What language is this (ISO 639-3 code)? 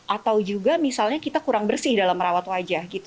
ind